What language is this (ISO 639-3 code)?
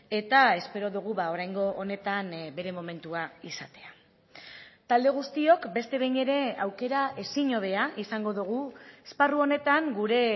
eus